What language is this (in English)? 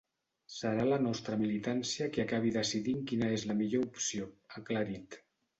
Catalan